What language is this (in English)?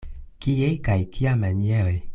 Esperanto